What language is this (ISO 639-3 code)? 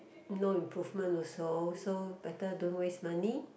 eng